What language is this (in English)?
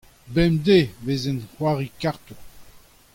Breton